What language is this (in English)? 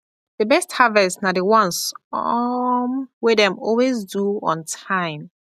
Nigerian Pidgin